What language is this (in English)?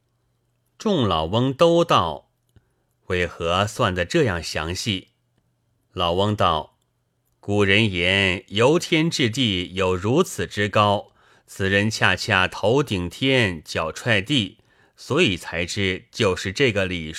Chinese